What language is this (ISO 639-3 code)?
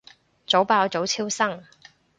yue